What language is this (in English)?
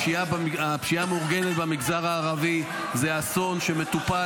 Hebrew